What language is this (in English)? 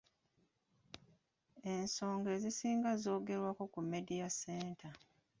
Ganda